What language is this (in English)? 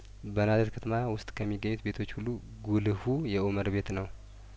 Amharic